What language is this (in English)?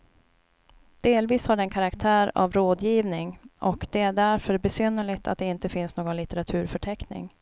Swedish